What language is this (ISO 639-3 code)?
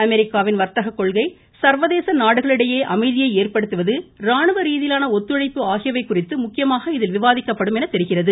tam